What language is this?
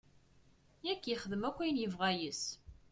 Kabyle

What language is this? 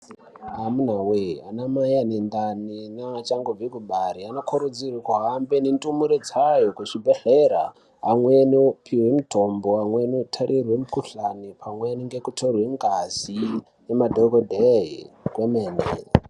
Ndau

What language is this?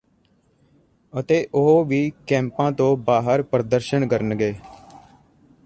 Punjabi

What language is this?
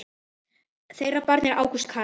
Icelandic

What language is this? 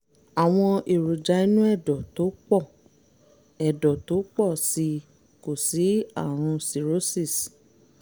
Yoruba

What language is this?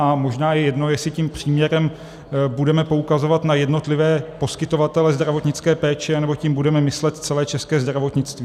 Czech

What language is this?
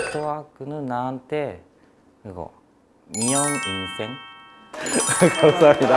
Korean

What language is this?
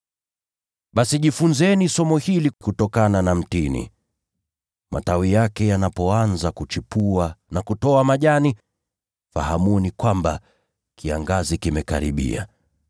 Swahili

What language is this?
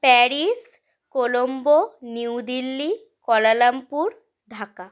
Bangla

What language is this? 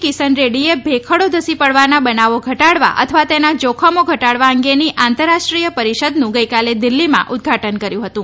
Gujarati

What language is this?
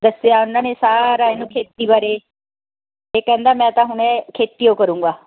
Punjabi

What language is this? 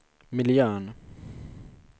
Swedish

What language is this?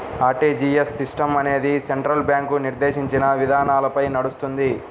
Telugu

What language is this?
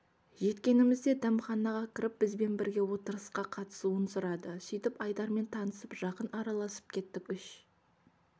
Kazakh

